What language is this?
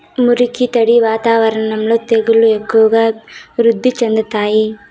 Telugu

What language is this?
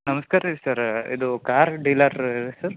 Kannada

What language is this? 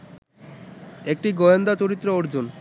Bangla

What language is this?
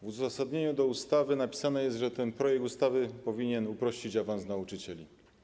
Polish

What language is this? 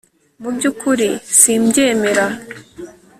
Kinyarwanda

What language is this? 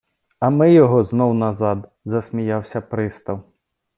Ukrainian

